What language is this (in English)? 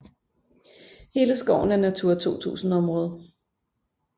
Danish